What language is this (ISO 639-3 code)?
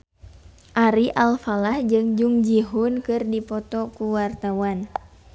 sun